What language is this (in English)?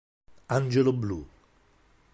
Italian